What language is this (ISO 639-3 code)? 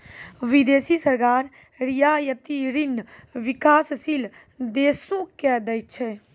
mai